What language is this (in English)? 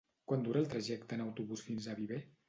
Catalan